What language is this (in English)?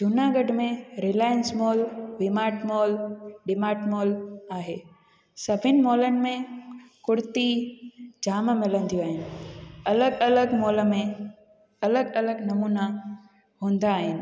Sindhi